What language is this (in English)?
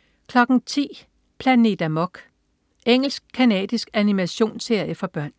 Danish